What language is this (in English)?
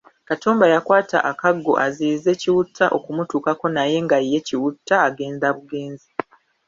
Ganda